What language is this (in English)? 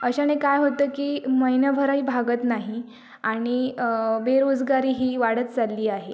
Marathi